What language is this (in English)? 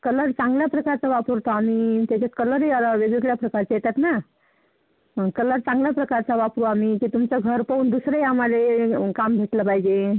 Marathi